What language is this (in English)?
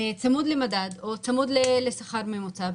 Hebrew